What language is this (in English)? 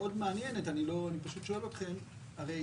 Hebrew